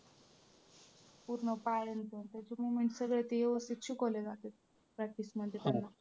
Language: Marathi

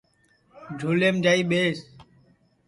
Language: Sansi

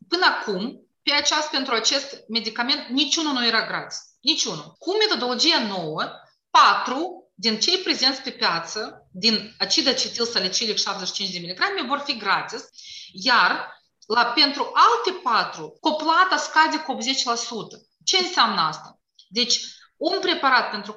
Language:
Romanian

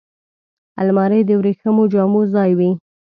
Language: Pashto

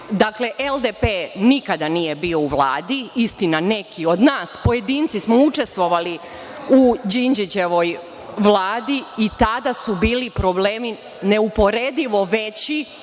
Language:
Serbian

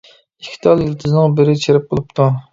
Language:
Uyghur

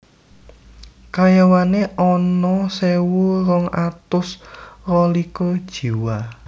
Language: Javanese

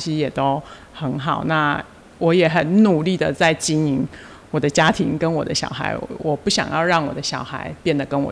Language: Chinese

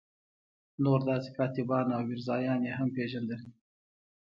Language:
Pashto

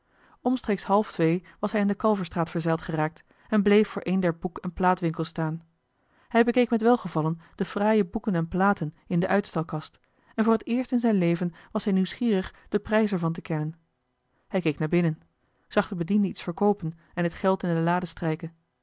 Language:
Dutch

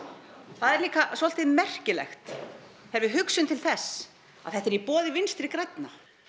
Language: Icelandic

